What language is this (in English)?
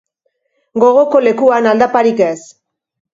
Basque